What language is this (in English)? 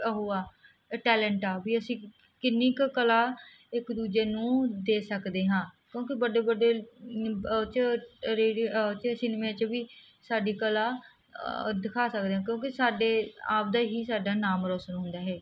Punjabi